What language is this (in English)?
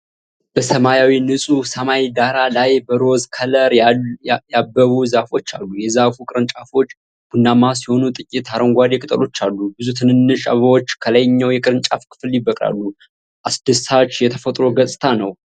Amharic